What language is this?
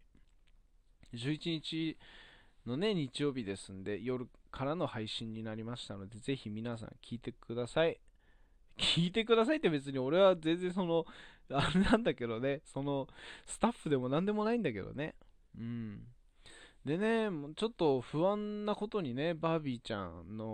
Japanese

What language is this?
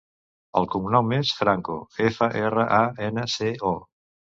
Catalan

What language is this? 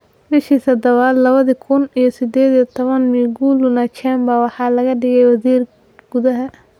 Somali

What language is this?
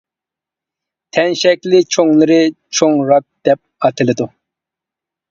Uyghur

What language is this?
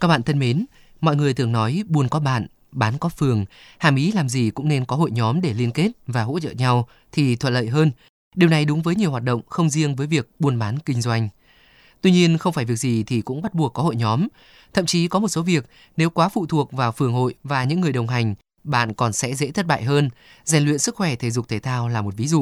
Vietnamese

